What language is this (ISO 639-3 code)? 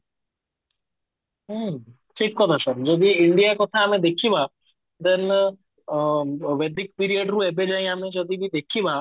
ori